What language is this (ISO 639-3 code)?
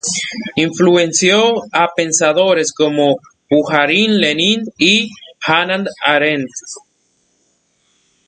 spa